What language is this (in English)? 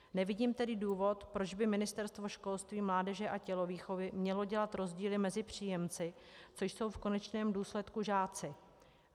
Czech